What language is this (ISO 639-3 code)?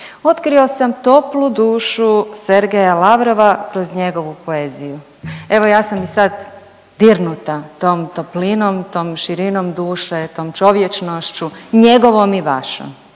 hrv